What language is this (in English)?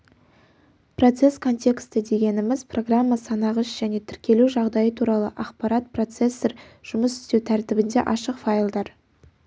Kazakh